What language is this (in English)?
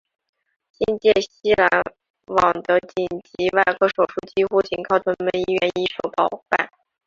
Chinese